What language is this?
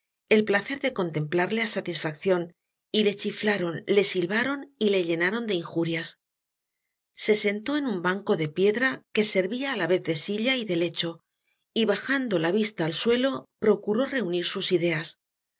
Spanish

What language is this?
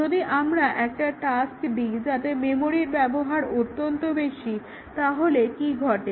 Bangla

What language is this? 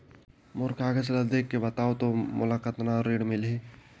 Chhattisgarhi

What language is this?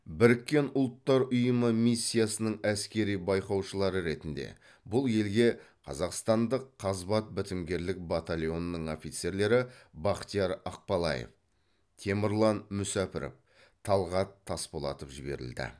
Kazakh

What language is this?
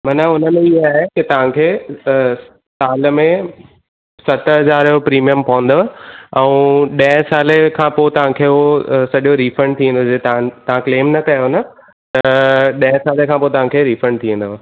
Sindhi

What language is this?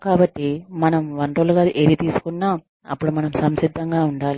Telugu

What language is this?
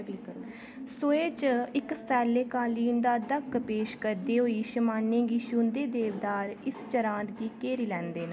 Dogri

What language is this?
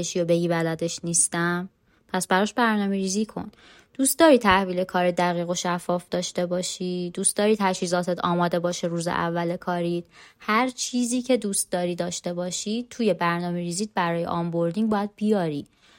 Persian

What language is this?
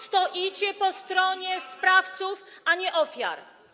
Polish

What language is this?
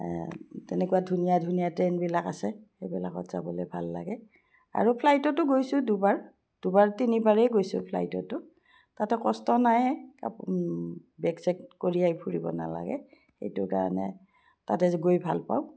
Assamese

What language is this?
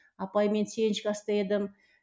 Kazakh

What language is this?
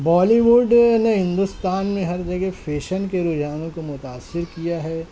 Urdu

